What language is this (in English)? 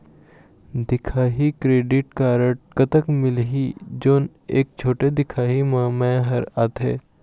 Chhattisgarhi